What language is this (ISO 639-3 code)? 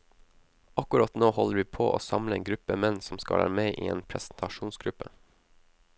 nor